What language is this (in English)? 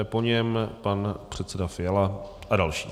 Czech